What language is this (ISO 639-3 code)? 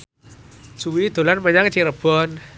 jav